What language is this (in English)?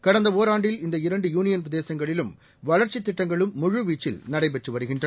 Tamil